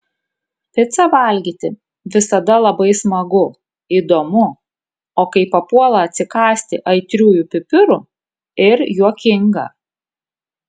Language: Lithuanian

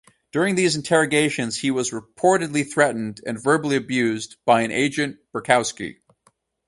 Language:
English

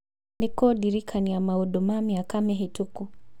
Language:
Kikuyu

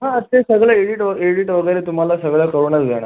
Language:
Marathi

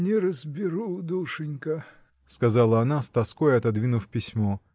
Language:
Russian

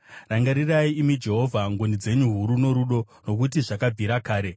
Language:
Shona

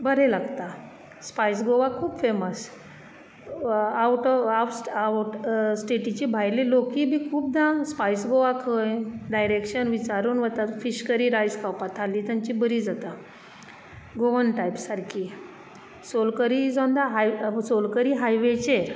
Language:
Konkani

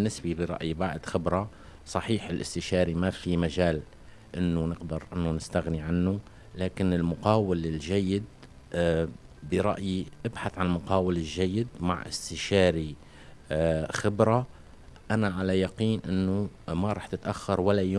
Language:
Arabic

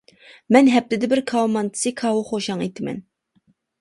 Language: Uyghur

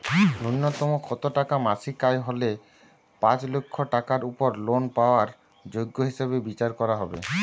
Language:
Bangla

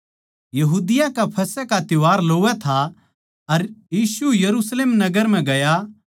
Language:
Haryanvi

